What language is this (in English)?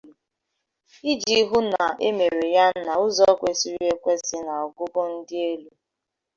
Igbo